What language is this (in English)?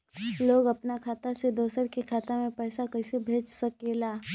Magahi